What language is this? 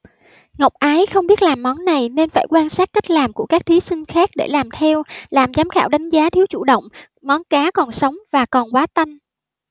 Vietnamese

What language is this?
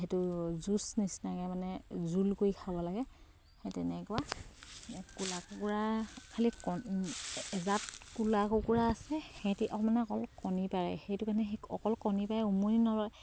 Assamese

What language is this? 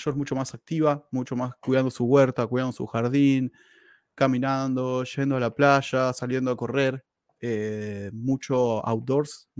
Spanish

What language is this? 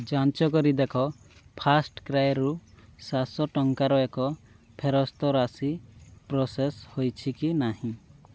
Odia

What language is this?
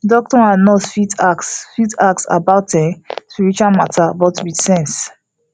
Nigerian Pidgin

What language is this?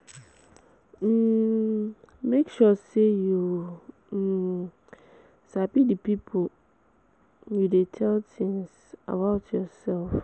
Nigerian Pidgin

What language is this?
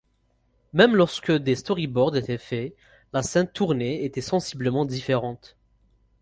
French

